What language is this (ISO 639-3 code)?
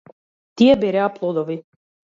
mkd